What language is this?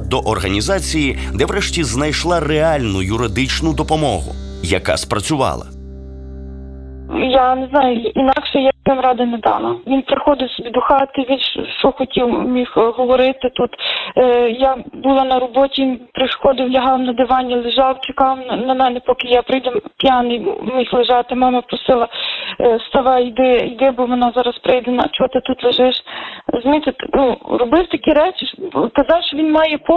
Ukrainian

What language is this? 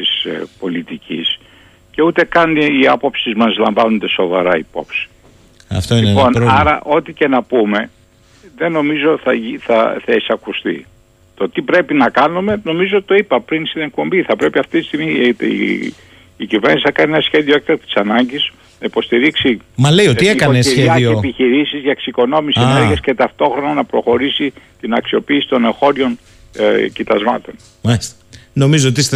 Greek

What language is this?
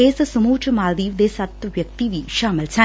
Punjabi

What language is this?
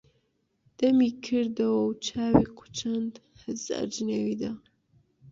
Central Kurdish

